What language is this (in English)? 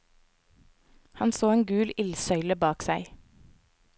Norwegian